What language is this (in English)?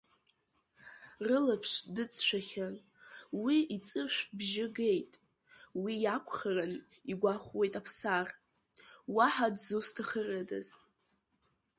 Abkhazian